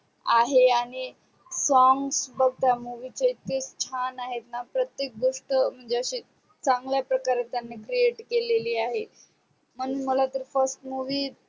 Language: Marathi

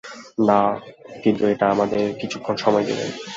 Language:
Bangla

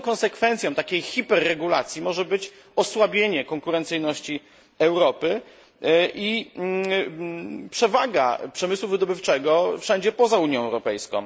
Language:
Polish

